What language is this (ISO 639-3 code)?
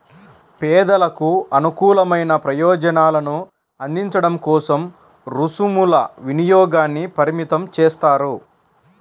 tel